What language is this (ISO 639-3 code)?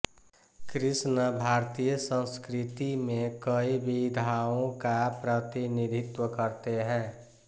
hin